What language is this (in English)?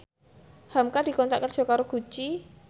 Javanese